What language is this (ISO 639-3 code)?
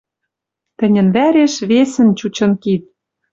mrj